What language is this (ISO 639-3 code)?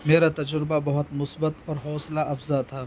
urd